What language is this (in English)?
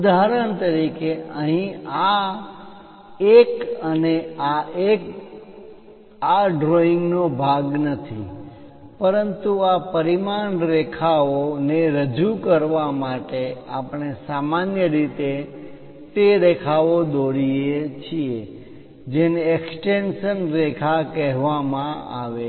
Gujarati